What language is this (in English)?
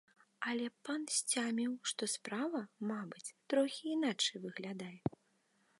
Belarusian